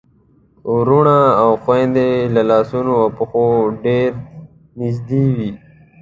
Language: Pashto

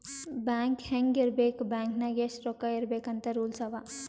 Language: Kannada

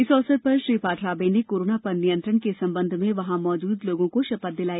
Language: Hindi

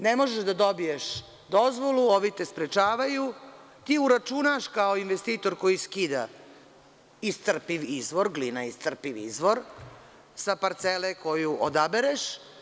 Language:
Serbian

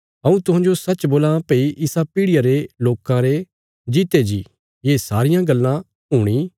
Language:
Bilaspuri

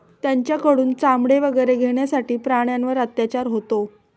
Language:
Marathi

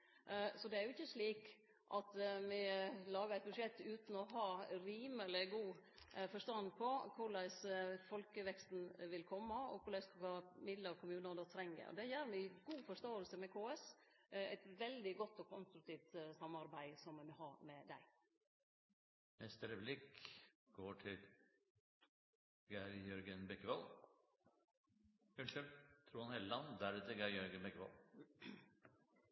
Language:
Norwegian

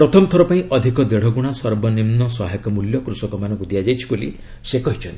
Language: Odia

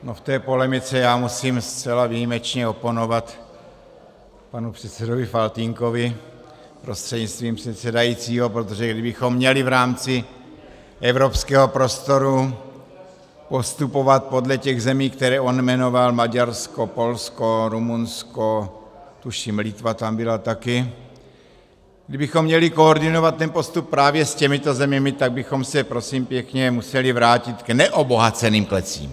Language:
Czech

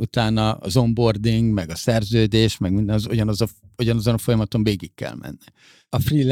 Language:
Hungarian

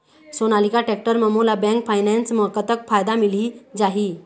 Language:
Chhattisgarhi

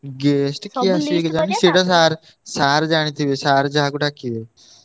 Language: Odia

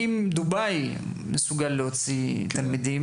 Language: Hebrew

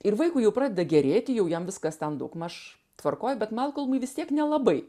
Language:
Lithuanian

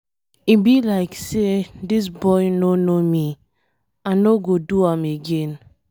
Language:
Nigerian Pidgin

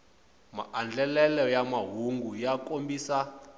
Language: Tsonga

